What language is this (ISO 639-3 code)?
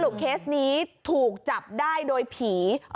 tha